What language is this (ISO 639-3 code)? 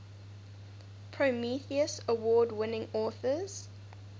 eng